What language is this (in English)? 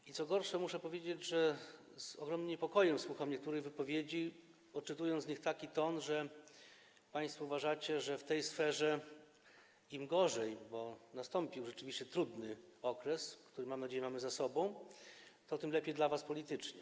Polish